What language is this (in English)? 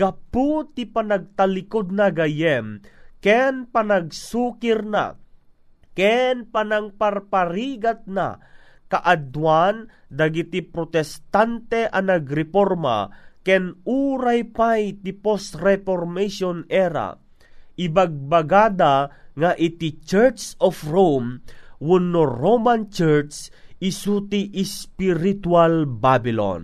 Filipino